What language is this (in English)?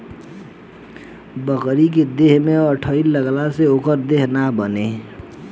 Bhojpuri